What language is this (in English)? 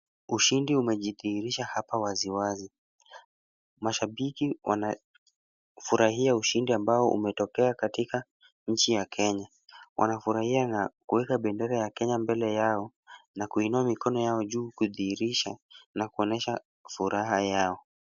Swahili